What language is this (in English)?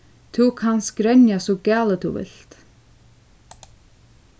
Faroese